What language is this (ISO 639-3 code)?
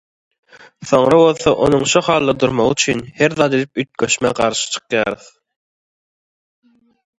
tuk